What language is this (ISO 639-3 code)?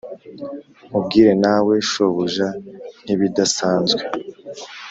kin